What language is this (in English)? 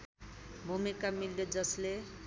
Nepali